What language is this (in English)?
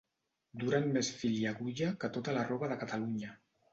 Catalan